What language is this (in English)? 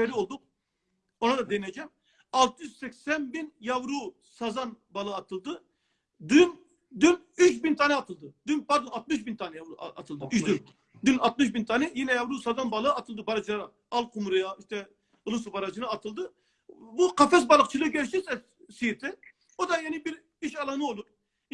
Turkish